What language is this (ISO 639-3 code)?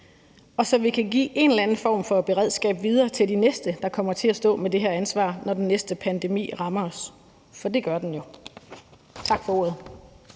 dan